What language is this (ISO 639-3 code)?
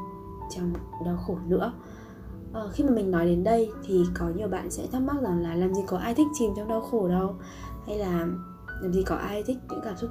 vie